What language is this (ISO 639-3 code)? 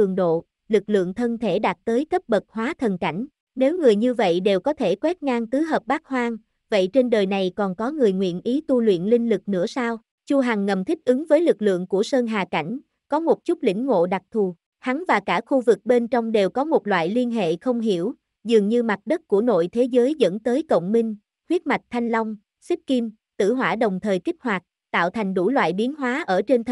vie